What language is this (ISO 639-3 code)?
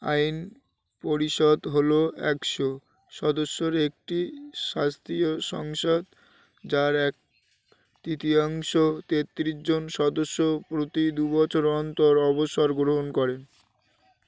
ben